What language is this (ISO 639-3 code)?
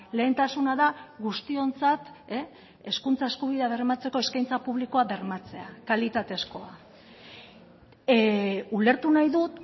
eus